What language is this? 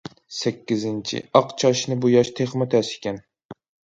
Uyghur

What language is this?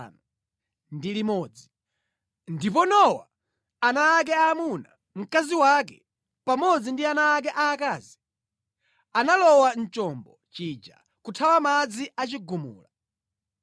Nyanja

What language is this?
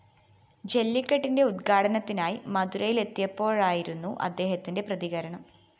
Malayalam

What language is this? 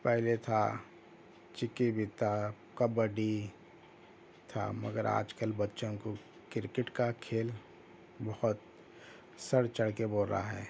Urdu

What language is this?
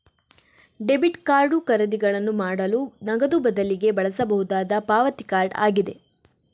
Kannada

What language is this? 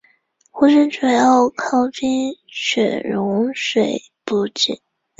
Chinese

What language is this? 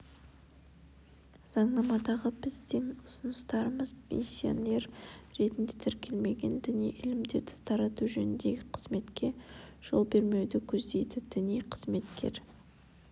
Kazakh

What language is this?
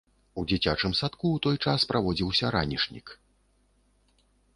Belarusian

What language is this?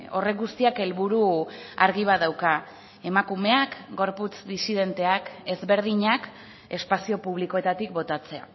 Basque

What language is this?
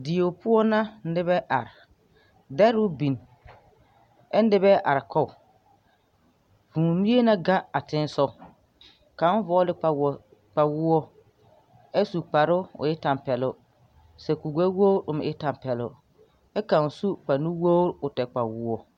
Southern Dagaare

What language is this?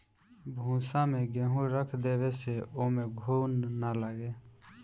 Bhojpuri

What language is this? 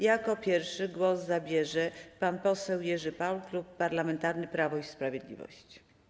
Polish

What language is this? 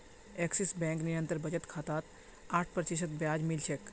Magahi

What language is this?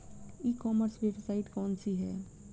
Bhojpuri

